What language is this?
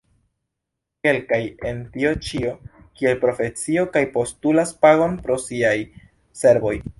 Esperanto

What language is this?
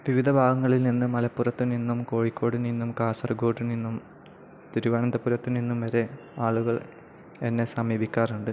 Malayalam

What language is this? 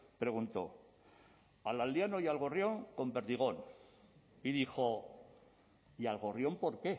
Spanish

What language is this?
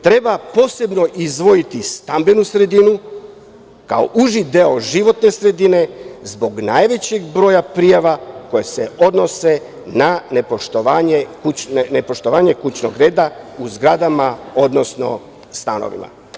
Serbian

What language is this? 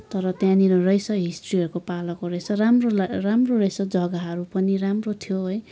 Nepali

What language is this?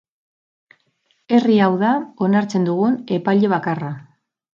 Basque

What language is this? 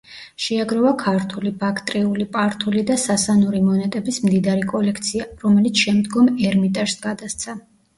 Georgian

